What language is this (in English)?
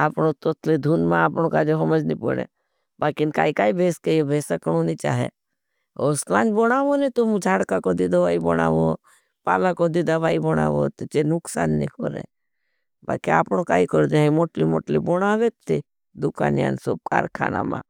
Bhili